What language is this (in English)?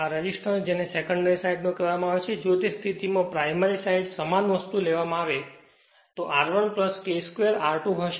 Gujarati